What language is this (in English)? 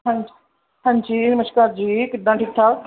Punjabi